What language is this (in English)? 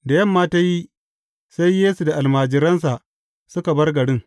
Hausa